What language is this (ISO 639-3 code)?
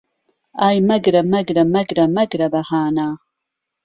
ckb